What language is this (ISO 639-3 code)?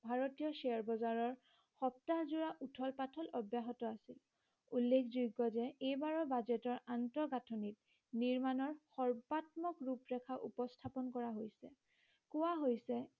asm